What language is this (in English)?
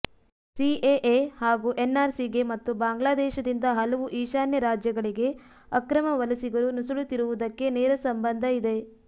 Kannada